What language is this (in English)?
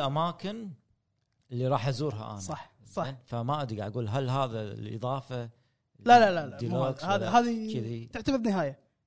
Arabic